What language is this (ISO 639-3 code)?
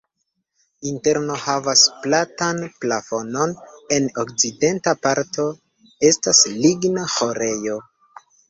epo